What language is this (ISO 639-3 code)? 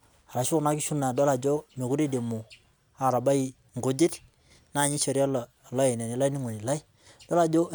mas